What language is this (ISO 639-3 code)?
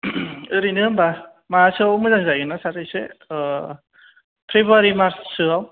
brx